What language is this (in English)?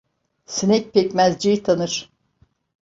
Turkish